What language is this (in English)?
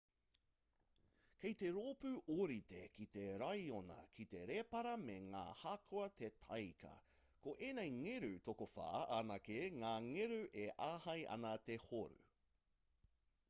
Māori